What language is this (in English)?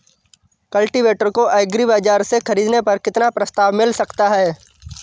Hindi